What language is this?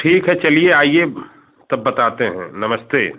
Hindi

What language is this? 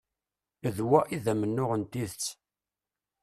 Kabyle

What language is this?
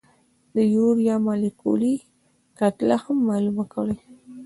Pashto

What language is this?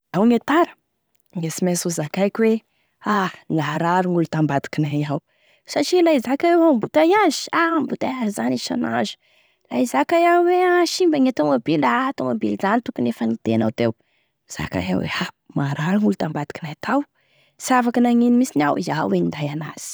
Tesaka Malagasy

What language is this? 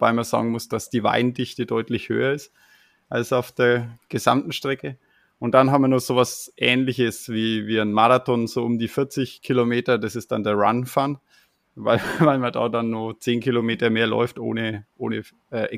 German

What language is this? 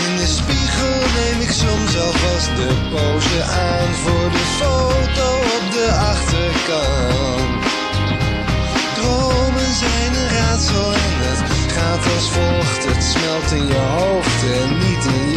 Dutch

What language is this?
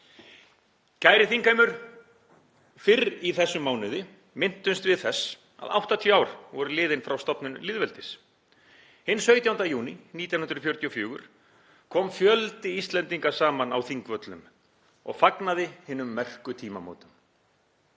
Icelandic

